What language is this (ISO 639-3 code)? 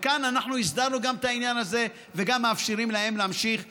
heb